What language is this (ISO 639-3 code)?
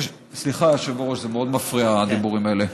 heb